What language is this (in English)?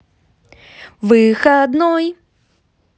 Russian